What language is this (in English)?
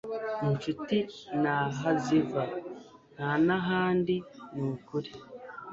Kinyarwanda